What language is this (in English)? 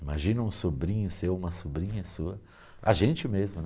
Portuguese